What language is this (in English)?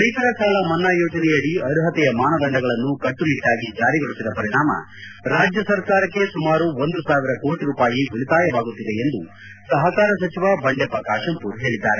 Kannada